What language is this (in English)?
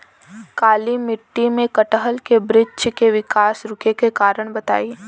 Bhojpuri